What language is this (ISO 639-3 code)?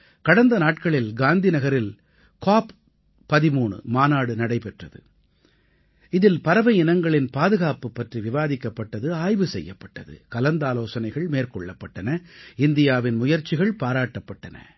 tam